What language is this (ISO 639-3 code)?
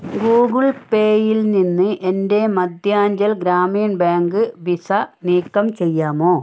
mal